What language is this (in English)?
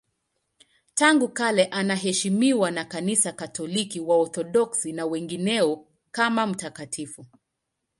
Swahili